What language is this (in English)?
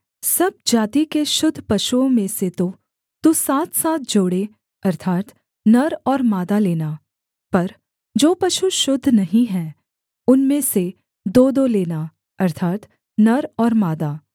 Hindi